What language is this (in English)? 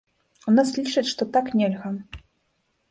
Belarusian